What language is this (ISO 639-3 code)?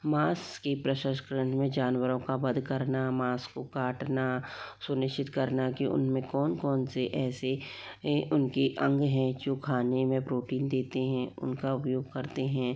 hin